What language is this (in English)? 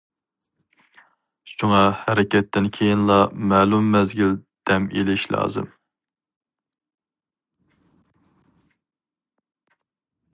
Uyghur